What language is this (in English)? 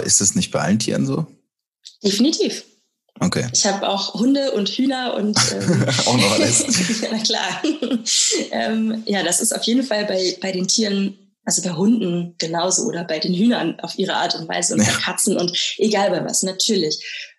German